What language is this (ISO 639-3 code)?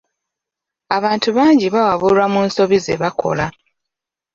lug